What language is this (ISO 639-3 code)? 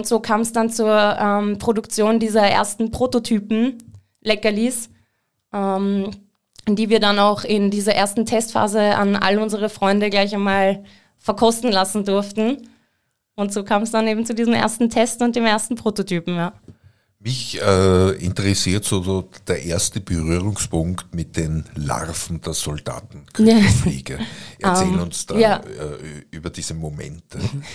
deu